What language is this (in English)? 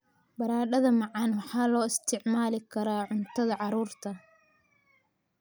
Somali